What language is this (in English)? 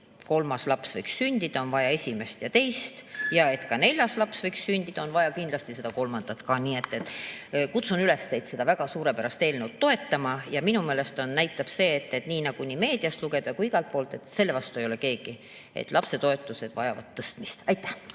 Estonian